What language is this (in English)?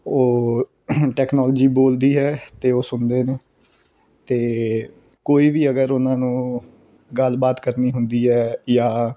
Punjabi